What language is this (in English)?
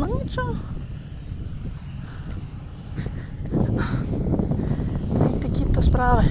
Ukrainian